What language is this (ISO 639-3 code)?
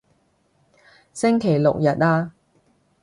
yue